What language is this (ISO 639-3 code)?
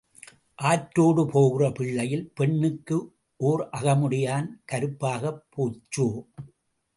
tam